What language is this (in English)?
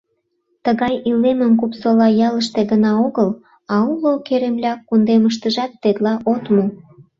Mari